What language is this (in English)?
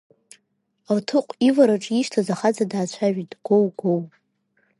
Abkhazian